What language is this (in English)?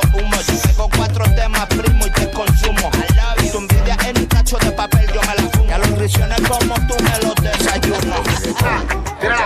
Romanian